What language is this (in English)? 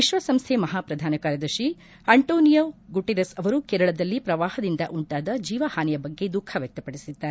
Kannada